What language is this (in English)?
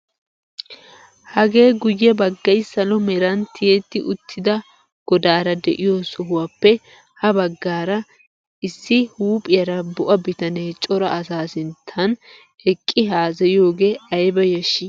Wolaytta